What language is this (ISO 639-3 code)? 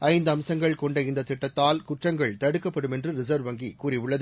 tam